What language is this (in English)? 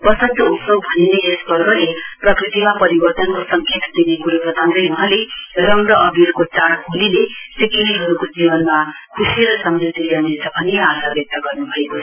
Nepali